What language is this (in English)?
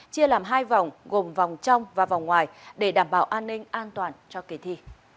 Vietnamese